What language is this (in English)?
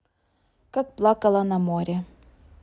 Russian